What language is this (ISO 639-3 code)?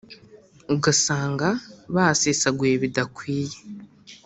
kin